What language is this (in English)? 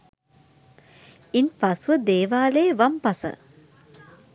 Sinhala